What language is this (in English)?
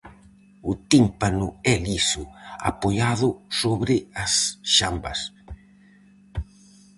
Galician